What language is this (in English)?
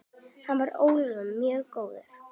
Icelandic